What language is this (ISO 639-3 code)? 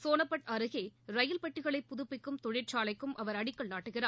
tam